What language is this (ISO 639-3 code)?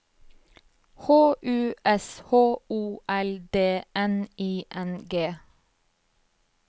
nor